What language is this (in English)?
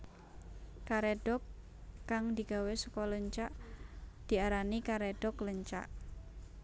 Javanese